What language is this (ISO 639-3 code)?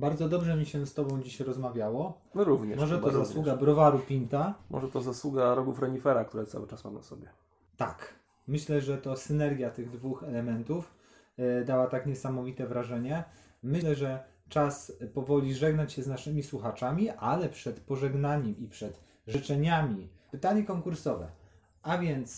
pol